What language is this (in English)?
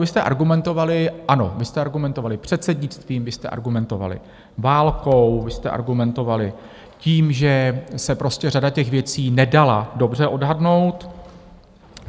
Czech